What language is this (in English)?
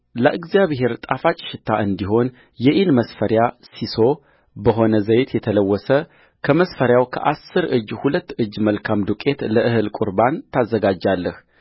Amharic